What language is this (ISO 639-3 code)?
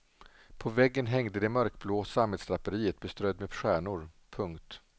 swe